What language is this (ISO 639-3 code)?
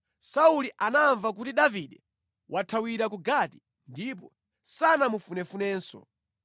nya